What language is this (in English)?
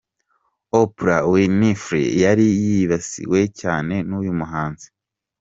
Kinyarwanda